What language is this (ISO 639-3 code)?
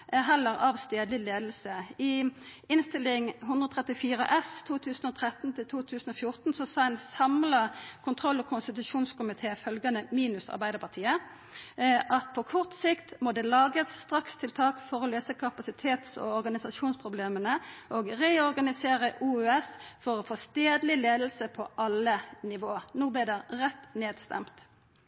nno